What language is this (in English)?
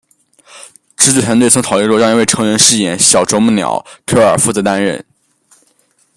Chinese